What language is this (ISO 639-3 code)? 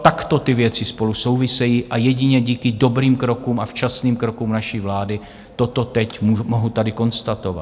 ces